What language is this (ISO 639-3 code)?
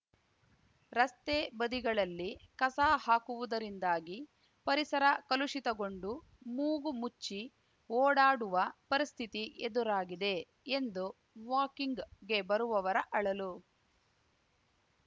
kan